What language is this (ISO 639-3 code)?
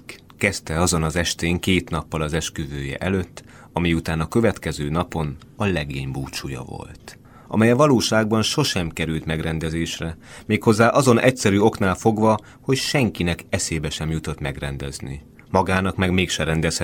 hun